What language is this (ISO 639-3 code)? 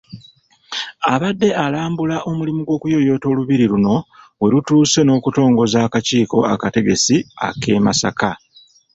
lug